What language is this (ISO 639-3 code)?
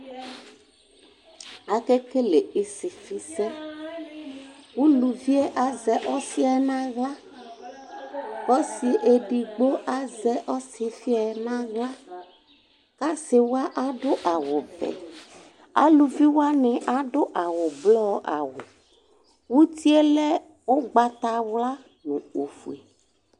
kpo